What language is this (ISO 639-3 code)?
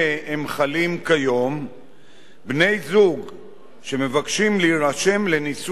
heb